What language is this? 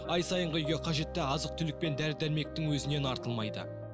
Kazakh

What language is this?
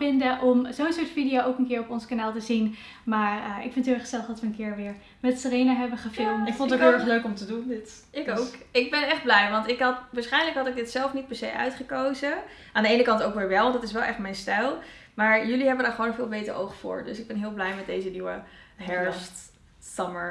Dutch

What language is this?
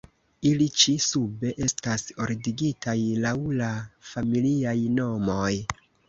Esperanto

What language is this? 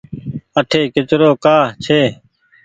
Goaria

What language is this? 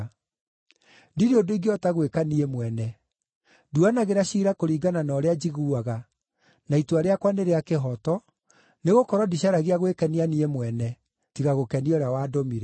Kikuyu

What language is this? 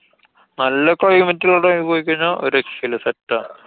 Malayalam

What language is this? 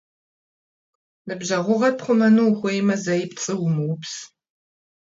Kabardian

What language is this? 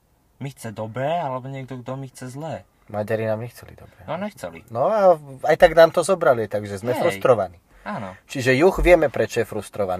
Slovak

